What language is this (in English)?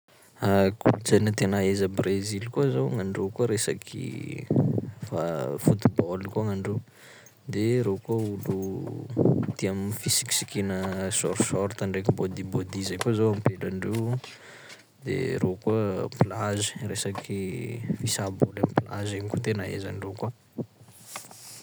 Sakalava Malagasy